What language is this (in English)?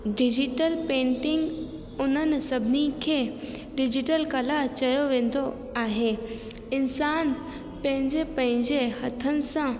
Sindhi